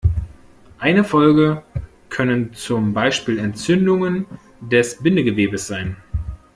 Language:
German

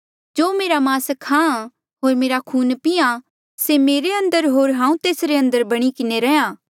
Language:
Mandeali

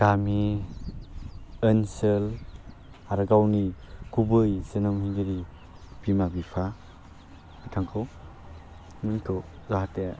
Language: Bodo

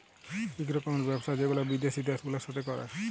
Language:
Bangla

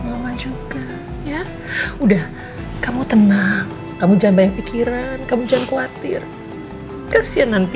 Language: Indonesian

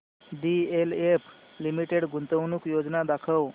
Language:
Marathi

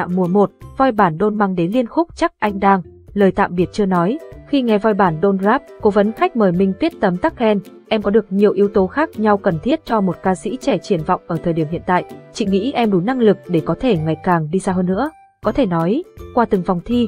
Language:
Vietnamese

